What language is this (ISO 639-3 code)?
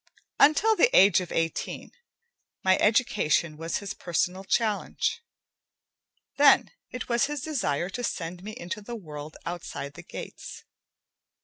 eng